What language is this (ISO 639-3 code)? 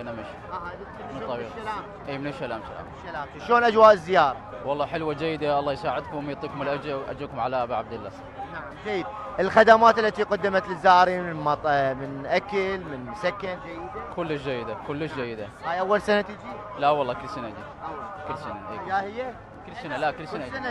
ara